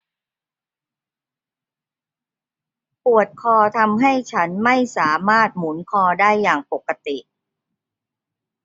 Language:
Thai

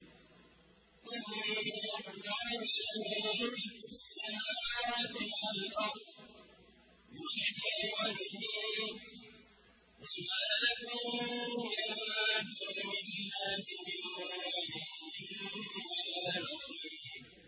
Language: Arabic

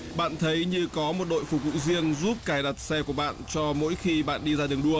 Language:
Vietnamese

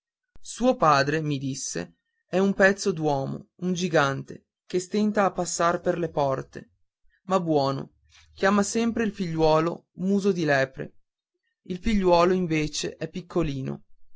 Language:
Italian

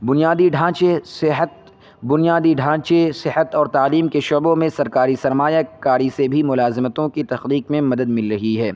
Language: Urdu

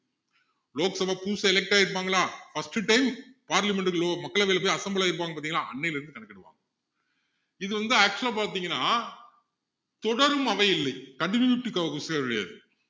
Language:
Tamil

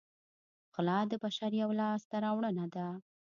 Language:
Pashto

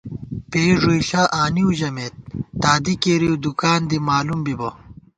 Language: Gawar-Bati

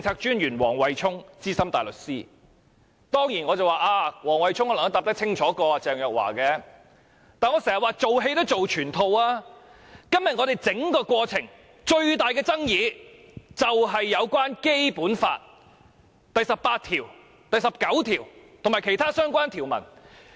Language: Cantonese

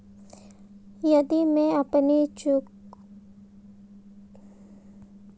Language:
Hindi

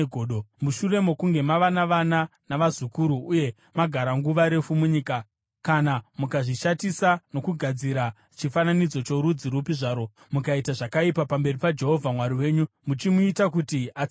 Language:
Shona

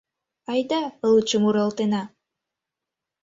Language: Mari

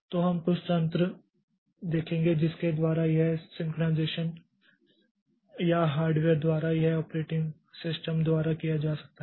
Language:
Hindi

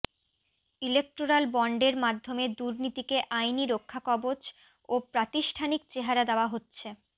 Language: Bangla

